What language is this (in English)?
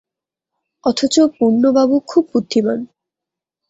Bangla